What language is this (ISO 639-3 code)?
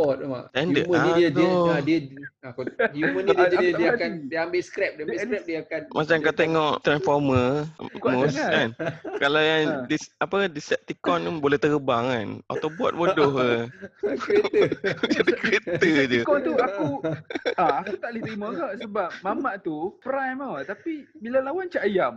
msa